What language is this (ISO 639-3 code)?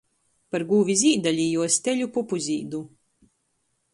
ltg